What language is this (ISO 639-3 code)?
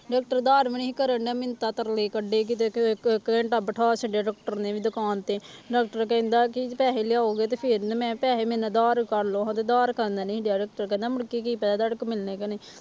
pan